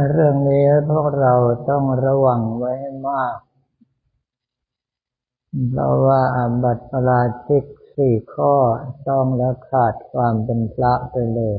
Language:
Thai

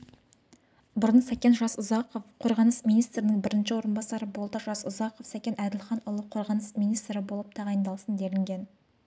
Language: Kazakh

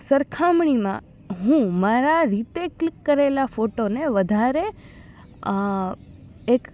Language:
Gujarati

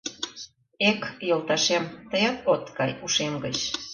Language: Mari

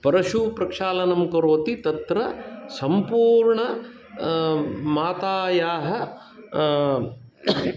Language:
Sanskrit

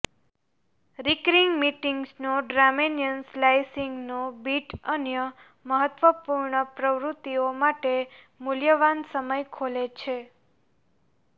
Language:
Gujarati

